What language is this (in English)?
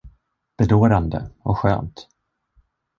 Swedish